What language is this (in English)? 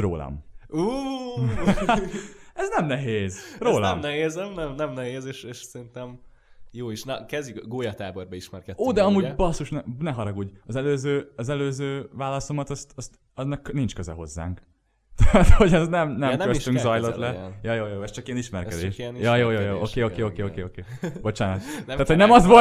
Hungarian